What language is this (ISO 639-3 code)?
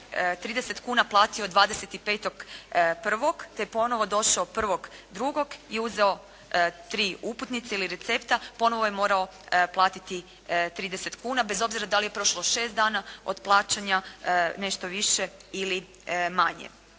hrv